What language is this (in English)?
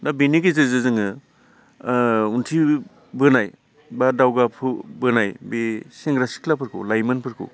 Bodo